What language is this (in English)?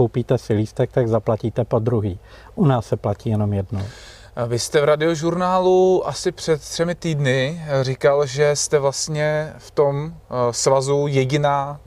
Czech